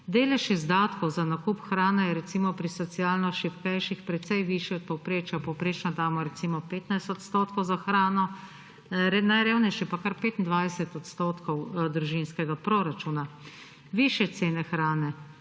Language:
Slovenian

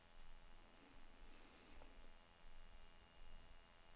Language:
Norwegian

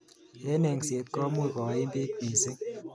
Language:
Kalenjin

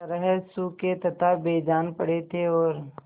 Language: Hindi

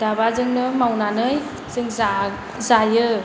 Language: Bodo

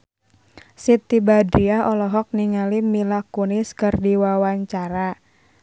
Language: Sundanese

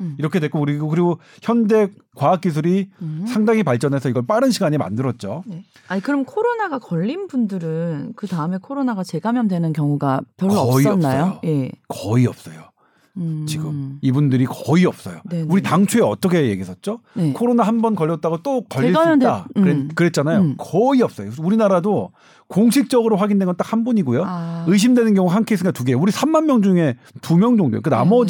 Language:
Korean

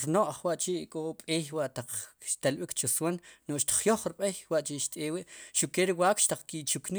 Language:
Sipacapense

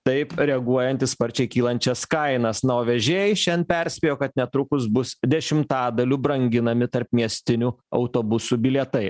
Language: Lithuanian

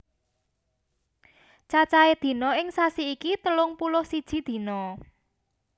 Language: Javanese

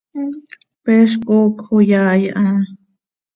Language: Seri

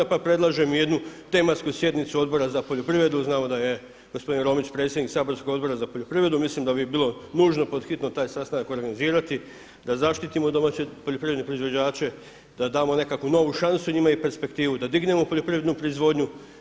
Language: Croatian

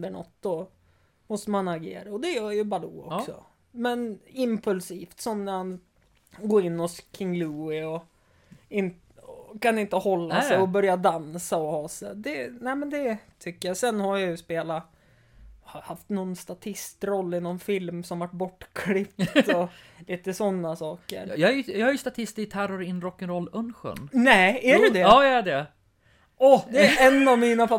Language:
Swedish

